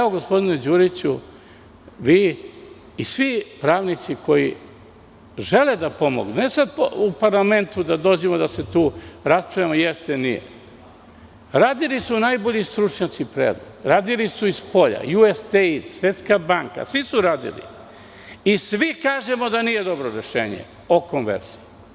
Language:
Serbian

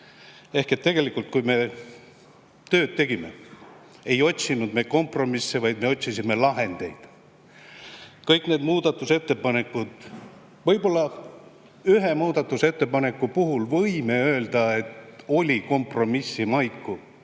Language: Estonian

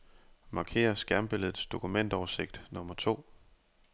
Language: Danish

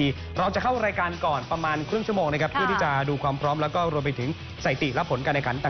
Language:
Thai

